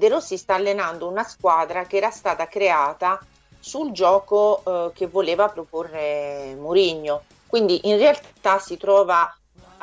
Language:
Italian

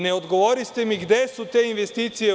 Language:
Serbian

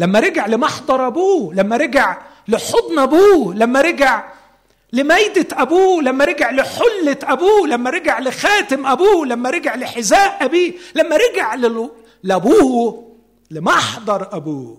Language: Arabic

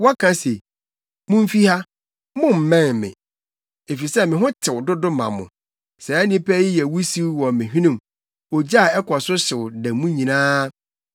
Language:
Akan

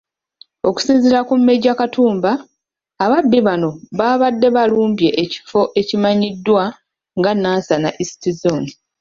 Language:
Ganda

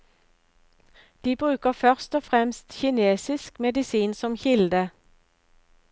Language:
Norwegian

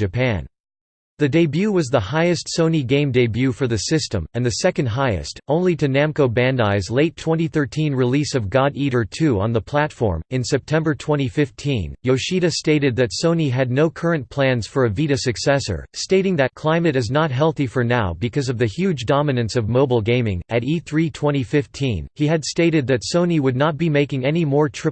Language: English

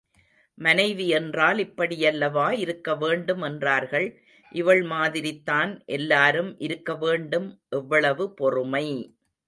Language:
Tamil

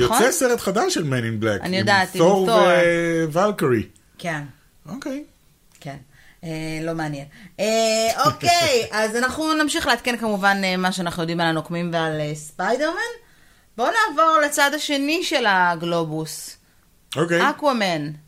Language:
Hebrew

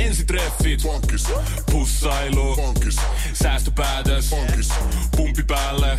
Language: Finnish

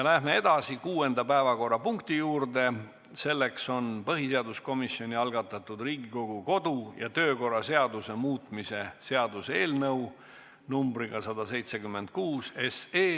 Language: Estonian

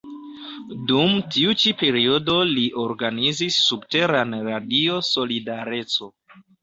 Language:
Esperanto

